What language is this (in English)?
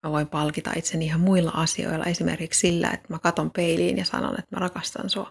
Finnish